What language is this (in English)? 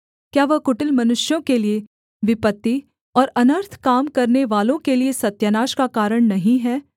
Hindi